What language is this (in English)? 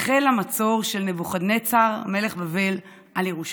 Hebrew